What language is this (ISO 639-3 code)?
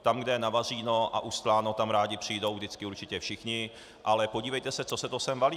ces